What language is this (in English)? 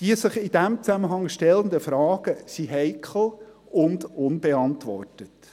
Swiss German